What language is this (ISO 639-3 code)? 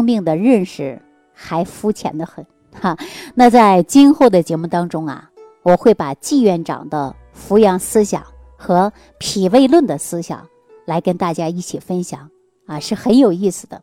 zho